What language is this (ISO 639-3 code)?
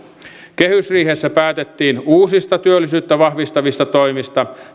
fin